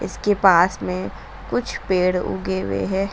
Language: Hindi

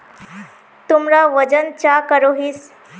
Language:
Magahi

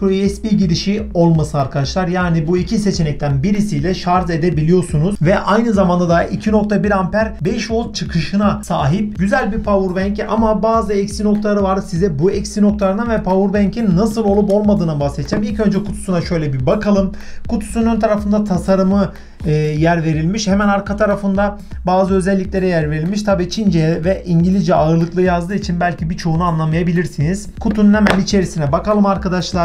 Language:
Turkish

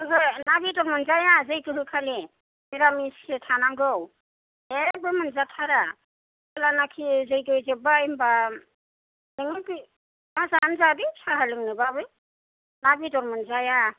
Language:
Bodo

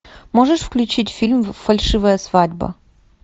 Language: Russian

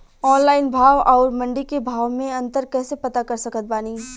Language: Bhojpuri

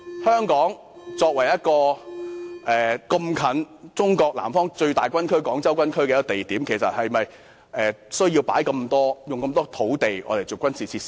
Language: Cantonese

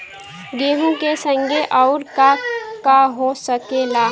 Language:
Bhojpuri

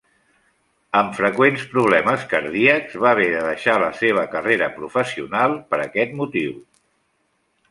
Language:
Catalan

